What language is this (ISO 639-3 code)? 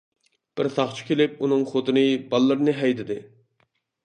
uig